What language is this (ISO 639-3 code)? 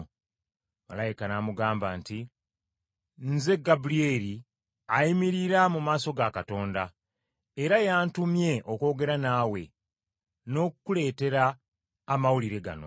lug